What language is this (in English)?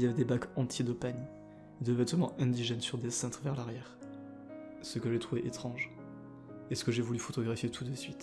French